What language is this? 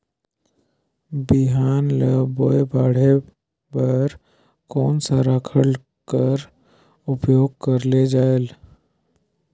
Chhattisgarhi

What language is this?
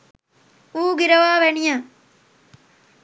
Sinhala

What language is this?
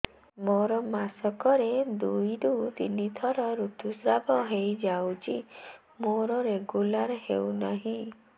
Odia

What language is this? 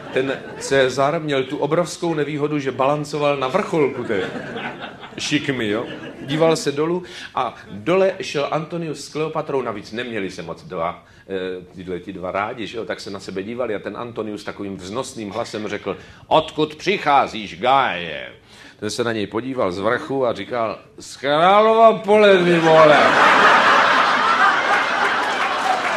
Czech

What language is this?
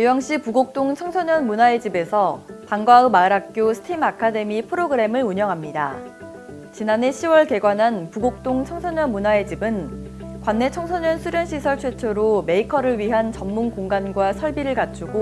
Korean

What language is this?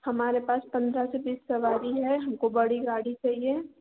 Hindi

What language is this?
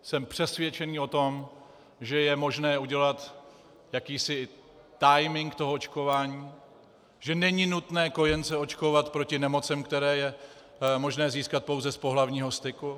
Czech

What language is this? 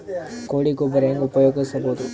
Kannada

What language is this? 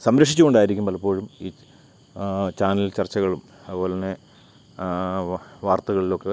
Malayalam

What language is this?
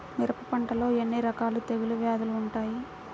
Telugu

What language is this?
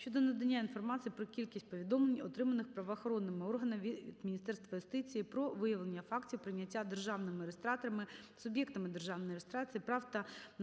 Ukrainian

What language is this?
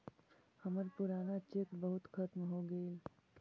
Magahi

